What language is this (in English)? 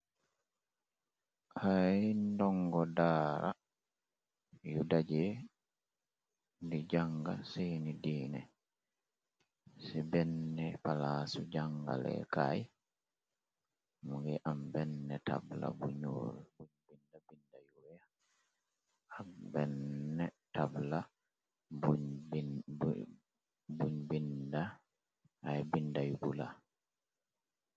Wolof